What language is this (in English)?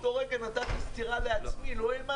Hebrew